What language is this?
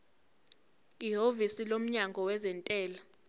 Zulu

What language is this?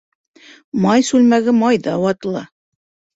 Bashkir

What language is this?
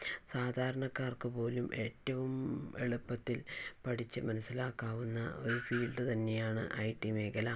Malayalam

